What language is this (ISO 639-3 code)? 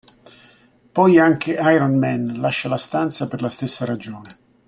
ita